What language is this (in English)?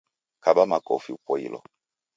Taita